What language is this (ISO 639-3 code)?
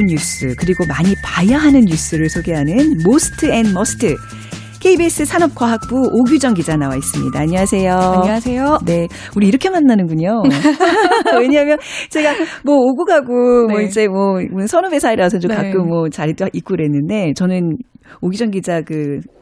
kor